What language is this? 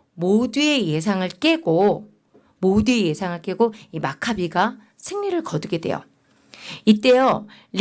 Korean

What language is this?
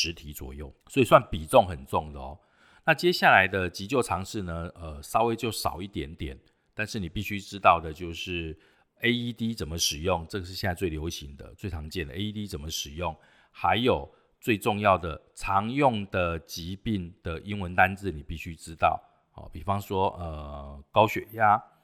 Chinese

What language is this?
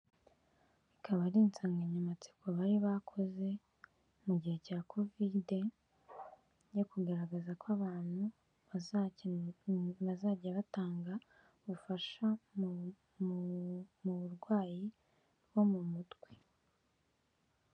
Kinyarwanda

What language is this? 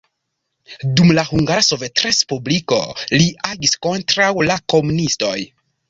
Esperanto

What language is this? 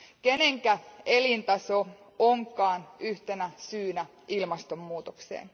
Finnish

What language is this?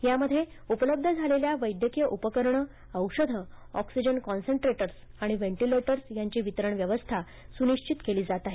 Marathi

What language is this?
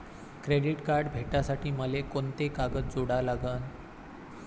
Marathi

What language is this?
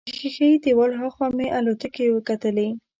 Pashto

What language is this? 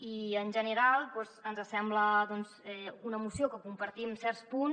Catalan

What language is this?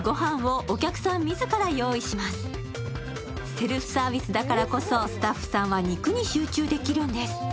Japanese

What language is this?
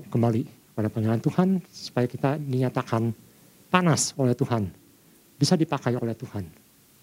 Indonesian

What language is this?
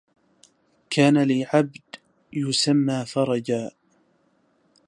Arabic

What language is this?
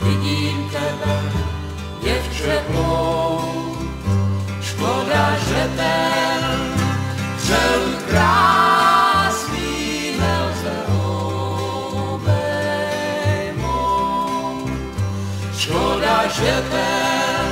Czech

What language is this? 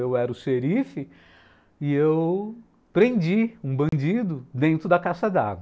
Portuguese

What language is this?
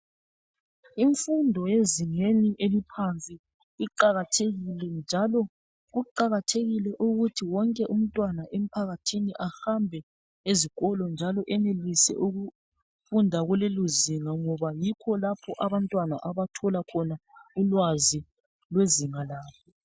North Ndebele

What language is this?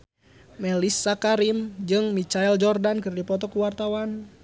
Sundanese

